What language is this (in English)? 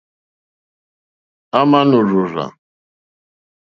Mokpwe